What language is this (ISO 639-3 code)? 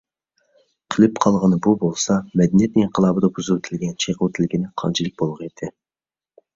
uig